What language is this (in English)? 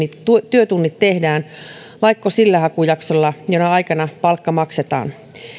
Finnish